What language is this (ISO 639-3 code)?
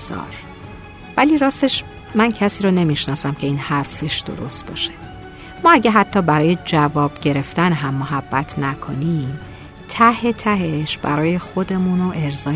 fas